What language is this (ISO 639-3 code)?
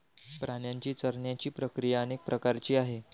mar